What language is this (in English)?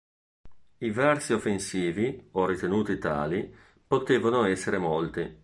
Italian